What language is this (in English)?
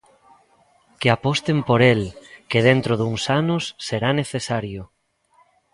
Galician